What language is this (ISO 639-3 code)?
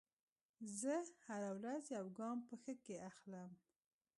pus